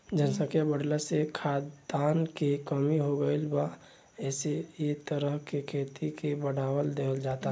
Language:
Bhojpuri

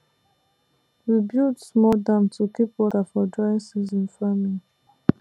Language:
Nigerian Pidgin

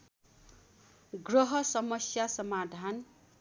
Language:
Nepali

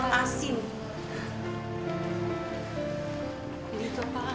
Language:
Indonesian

